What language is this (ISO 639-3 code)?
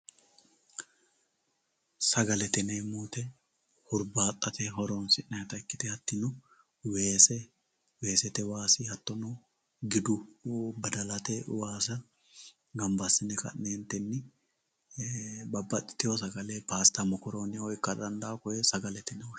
sid